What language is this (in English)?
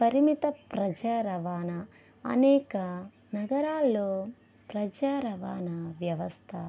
Telugu